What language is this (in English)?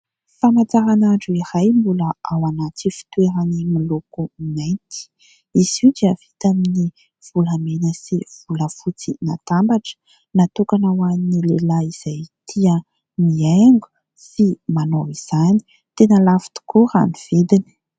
Malagasy